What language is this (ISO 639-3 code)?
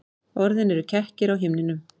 isl